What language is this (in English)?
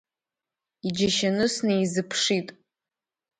Abkhazian